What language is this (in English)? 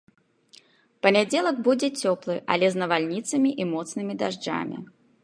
Belarusian